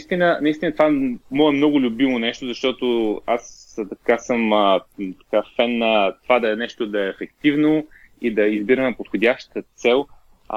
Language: Bulgarian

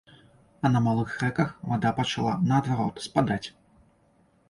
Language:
Belarusian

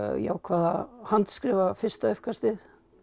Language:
Icelandic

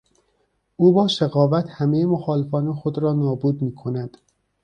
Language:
Persian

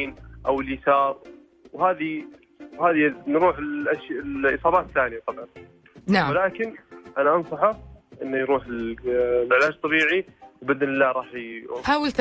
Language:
Arabic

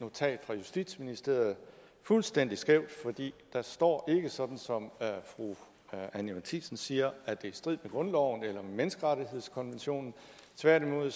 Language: Danish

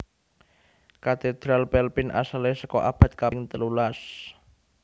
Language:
Javanese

